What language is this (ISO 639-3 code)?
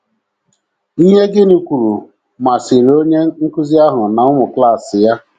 ibo